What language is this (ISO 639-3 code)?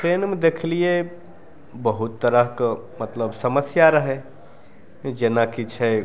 mai